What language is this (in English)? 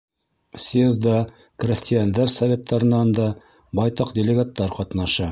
Bashkir